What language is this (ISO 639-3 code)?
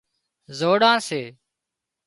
kxp